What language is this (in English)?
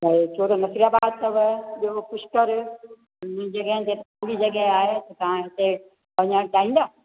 Sindhi